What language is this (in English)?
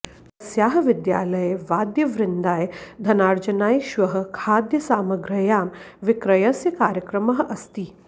Sanskrit